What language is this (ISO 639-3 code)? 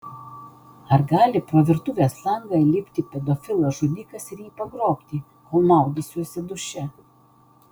lit